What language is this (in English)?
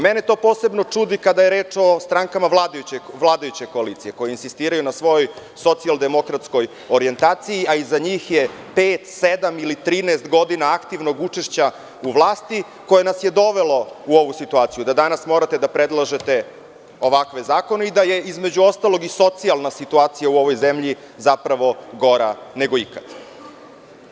Serbian